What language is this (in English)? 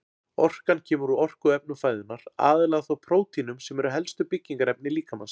Icelandic